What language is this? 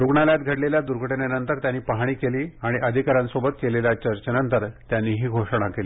Marathi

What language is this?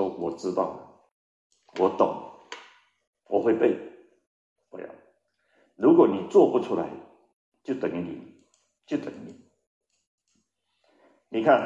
Chinese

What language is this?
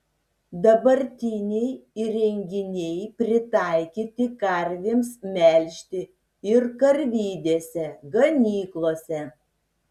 Lithuanian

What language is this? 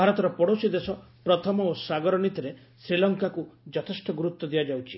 Odia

